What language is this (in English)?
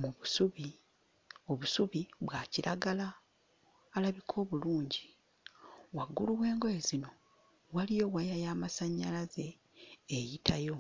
Ganda